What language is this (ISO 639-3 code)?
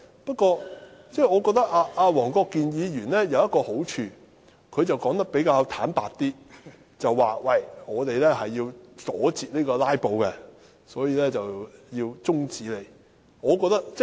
yue